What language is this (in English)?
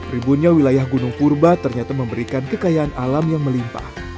Indonesian